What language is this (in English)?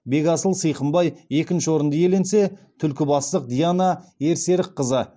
Kazakh